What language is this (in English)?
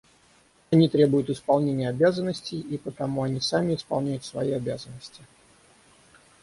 Russian